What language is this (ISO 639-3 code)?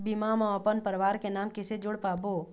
hne